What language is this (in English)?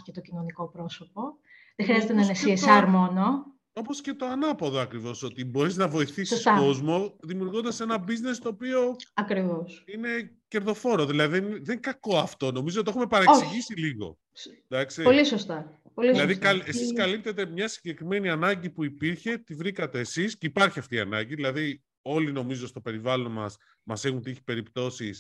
Greek